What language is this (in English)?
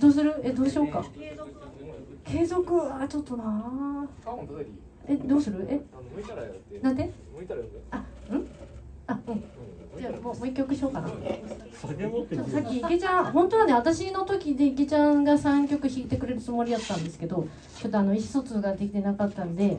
Japanese